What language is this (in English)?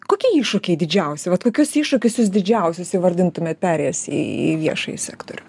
Lithuanian